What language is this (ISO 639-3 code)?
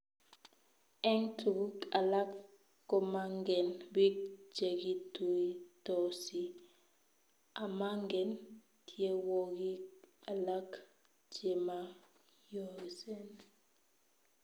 kln